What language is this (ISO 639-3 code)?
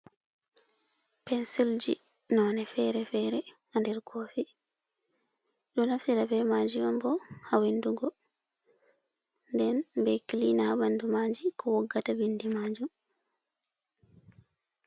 ful